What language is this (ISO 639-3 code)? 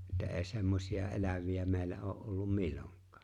fin